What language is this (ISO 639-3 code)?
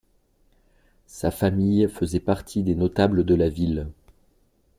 fra